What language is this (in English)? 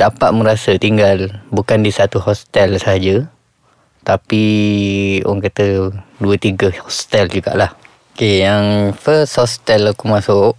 Malay